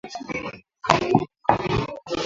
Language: Swahili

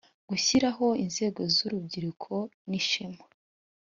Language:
Kinyarwanda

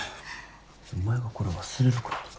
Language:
Japanese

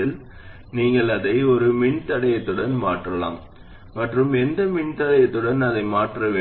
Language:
Tamil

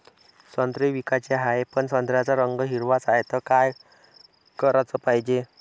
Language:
Marathi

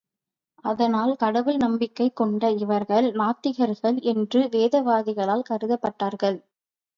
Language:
Tamil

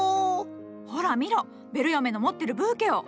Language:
Japanese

